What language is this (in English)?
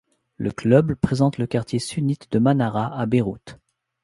French